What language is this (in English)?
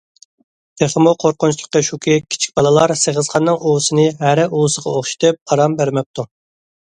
Uyghur